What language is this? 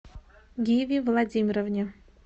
Russian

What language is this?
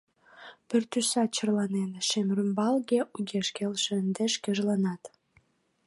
Mari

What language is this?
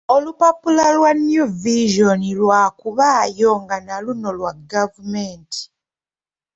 Ganda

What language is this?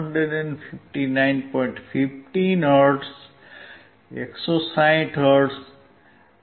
Gujarati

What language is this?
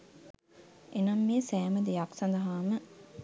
Sinhala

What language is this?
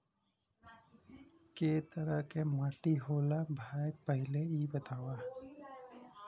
Bhojpuri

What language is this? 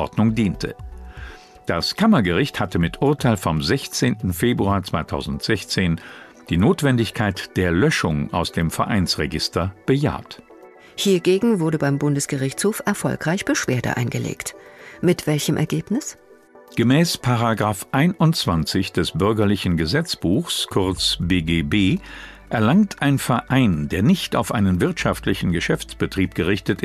German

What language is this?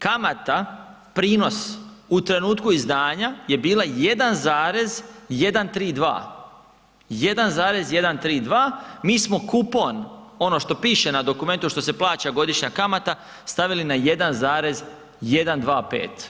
Croatian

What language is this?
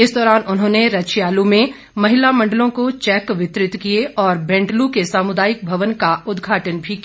Hindi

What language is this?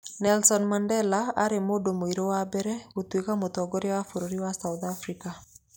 Kikuyu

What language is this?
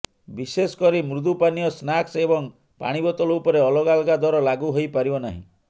Odia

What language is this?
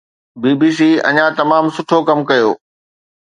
Sindhi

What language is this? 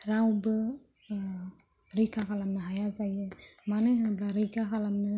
Bodo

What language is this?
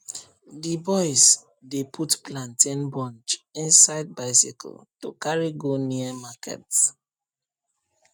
Nigerian Pidgin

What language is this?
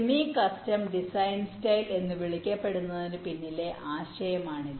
Malayalam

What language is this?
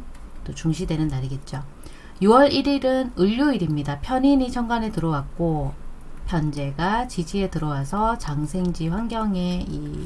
Korean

